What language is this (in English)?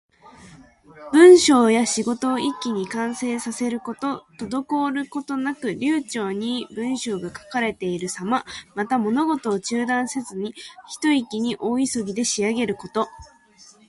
Japanese